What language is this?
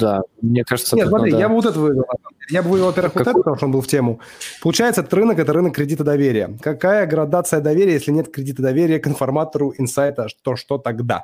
Russian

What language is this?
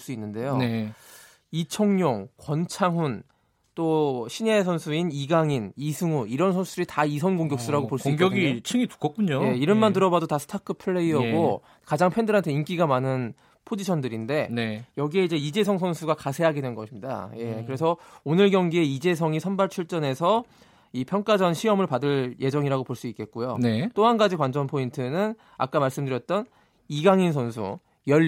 Korean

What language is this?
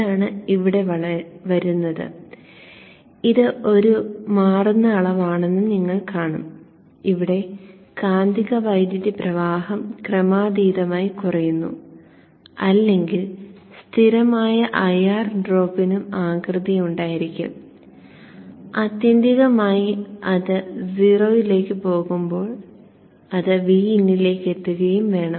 Malayalam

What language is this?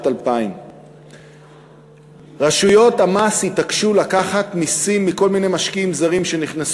Hebrew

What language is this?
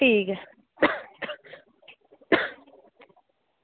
Dogri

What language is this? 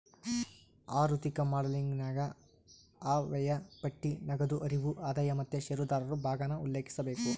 Kannada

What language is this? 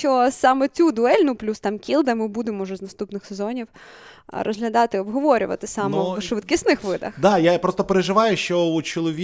Ukrainian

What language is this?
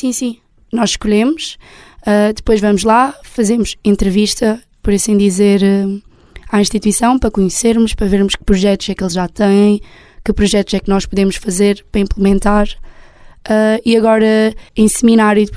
Portuguese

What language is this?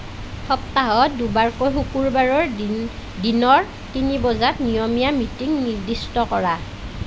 Assamese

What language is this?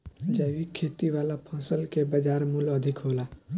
Bhojpuri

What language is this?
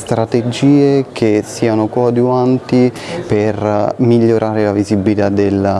Italian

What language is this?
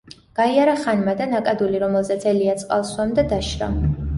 Georgian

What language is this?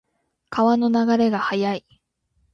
Japanese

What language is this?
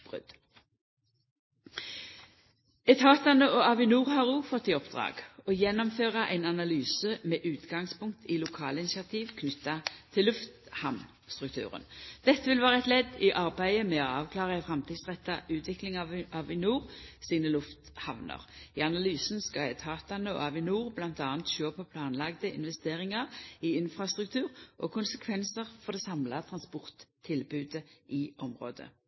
Norwegian Nynorsk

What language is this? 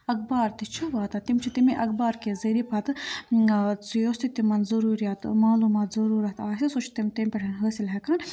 Kashmiri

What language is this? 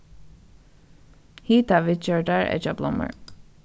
Faroese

